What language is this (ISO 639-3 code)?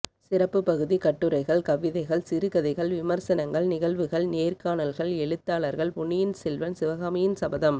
tam